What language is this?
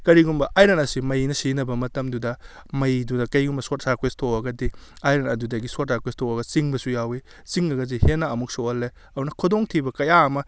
Manipuri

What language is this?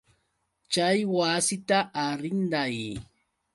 Yauyos Quechua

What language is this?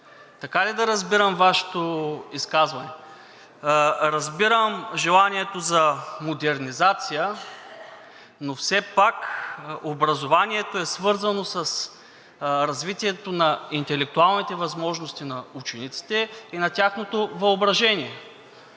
Bulgarian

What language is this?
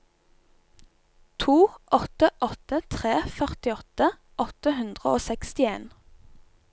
Norwegian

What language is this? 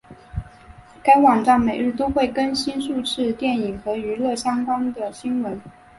Chinese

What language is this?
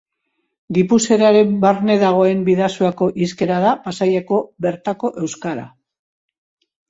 Basque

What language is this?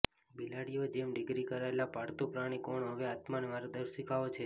Gujarati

